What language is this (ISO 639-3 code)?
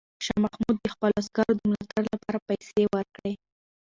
pus